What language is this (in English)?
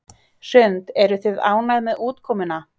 Icelandic